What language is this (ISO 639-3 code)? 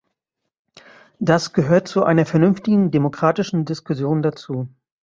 deu